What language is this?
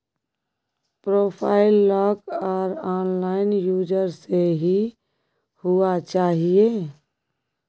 Maithili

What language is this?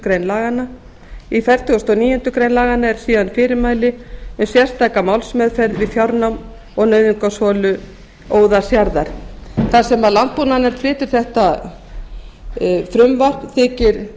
Icelandic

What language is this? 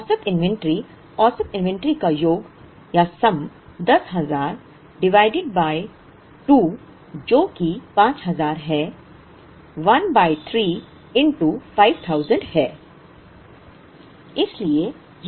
Hindi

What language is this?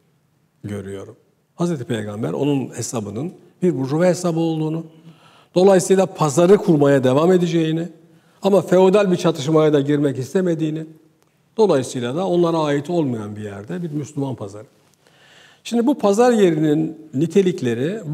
Turkish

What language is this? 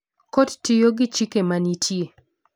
Luo (Kenya and Tanzania)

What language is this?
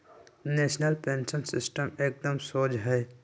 Magahi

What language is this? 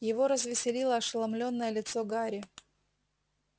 Russian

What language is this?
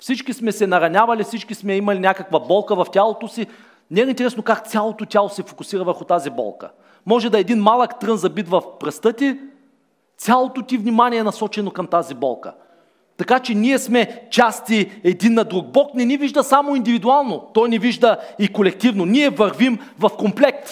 Bulgarian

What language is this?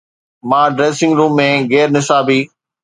Sindhi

